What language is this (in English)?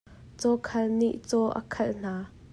Hakha Chin